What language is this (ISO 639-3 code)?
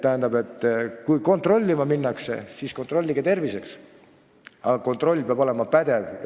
est